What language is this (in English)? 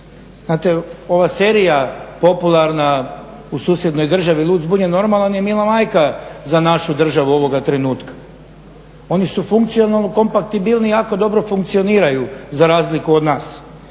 Croatian